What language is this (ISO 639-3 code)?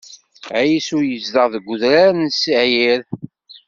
kab